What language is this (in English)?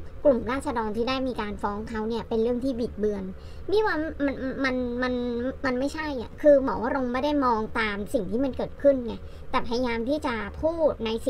Thai